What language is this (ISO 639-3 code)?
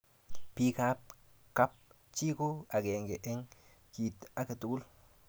kln